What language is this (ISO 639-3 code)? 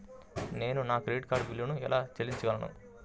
tel